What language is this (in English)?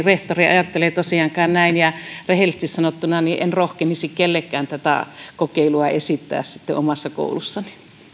Finnish